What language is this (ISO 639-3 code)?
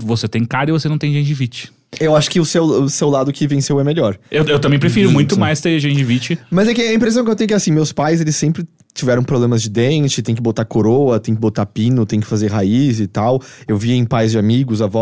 por